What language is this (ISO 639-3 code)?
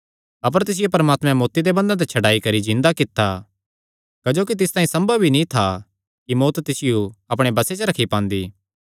xnr